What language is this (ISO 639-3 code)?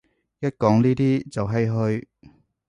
yue